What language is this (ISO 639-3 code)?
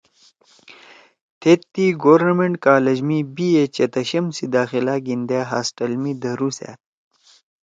trw